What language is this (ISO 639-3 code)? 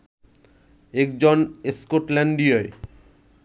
ben